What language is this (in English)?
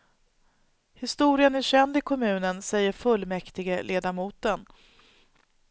Swedish